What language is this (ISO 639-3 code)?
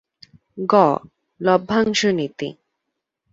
ben